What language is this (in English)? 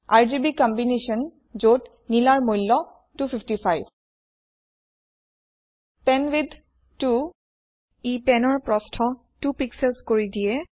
Assamese